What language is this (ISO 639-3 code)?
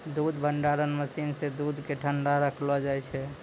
mai